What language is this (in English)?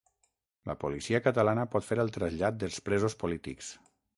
Catalan